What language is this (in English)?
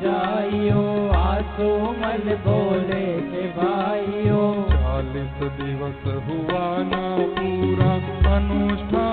Hindi